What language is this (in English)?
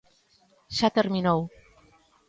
Galician